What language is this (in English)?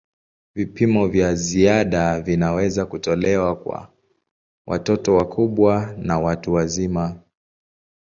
Swahili